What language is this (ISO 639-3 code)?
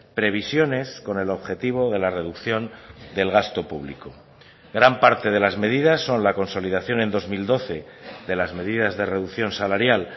spa